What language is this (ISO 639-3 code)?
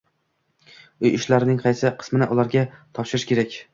uzb